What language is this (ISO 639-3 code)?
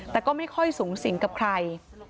tha